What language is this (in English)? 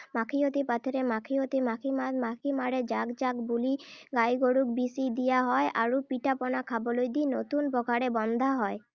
Assamese